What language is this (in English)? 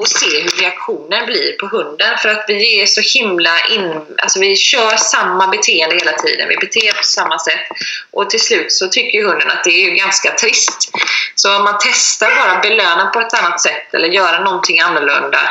Swedish